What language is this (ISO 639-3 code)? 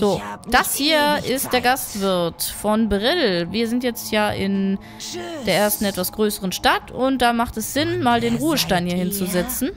deu